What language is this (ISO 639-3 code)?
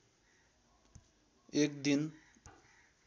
nep